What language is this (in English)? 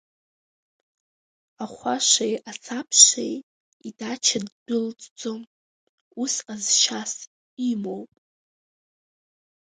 Abkhazian